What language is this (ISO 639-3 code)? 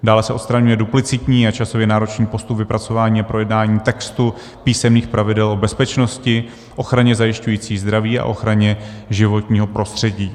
ces